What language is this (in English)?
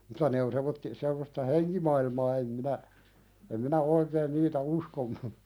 Finnish